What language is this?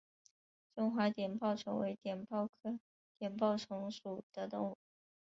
Chinese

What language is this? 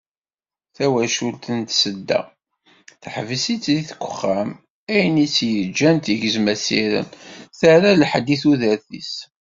Kabyle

